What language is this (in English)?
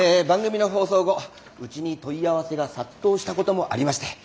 Japanese